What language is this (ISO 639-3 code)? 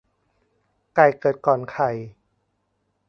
tha